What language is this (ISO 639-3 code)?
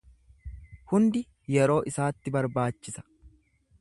orm